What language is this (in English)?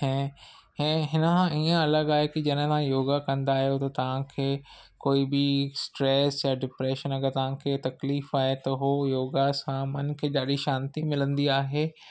Sindhi